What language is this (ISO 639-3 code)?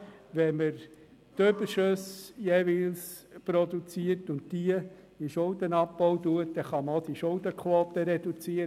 gsw